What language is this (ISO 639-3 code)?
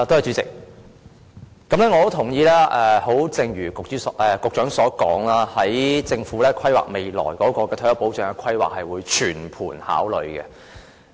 yue